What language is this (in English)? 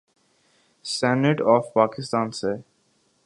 Urdu